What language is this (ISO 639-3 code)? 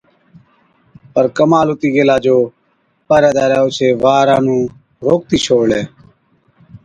odk